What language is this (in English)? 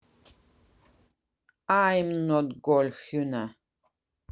Russian